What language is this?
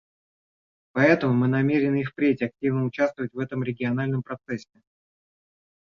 Russian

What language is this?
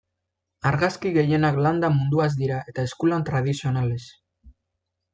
Basque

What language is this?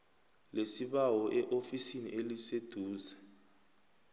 South Ndebele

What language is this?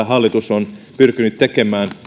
Finnish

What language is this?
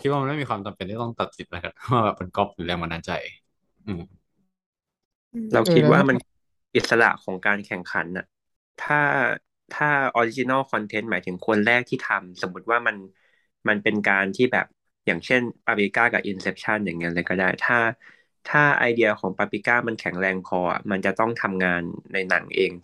Thai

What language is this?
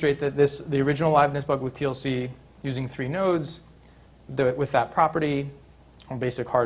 English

